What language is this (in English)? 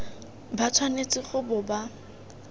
Tswana